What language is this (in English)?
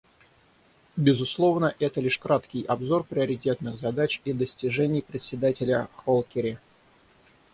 Russian